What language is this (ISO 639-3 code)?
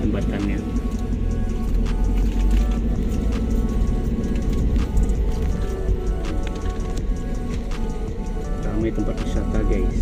ind